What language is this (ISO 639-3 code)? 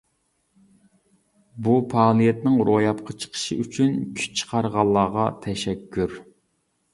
uig